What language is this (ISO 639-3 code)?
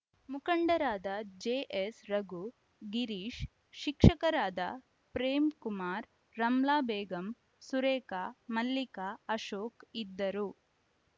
kan